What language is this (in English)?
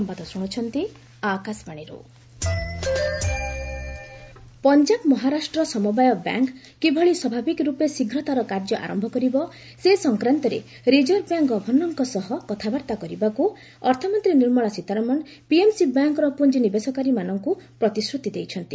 Odia